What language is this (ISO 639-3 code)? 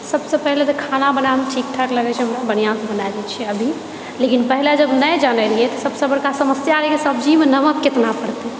mai